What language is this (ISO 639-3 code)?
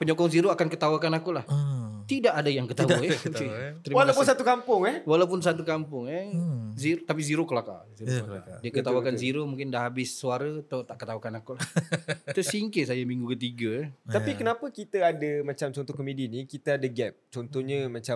msa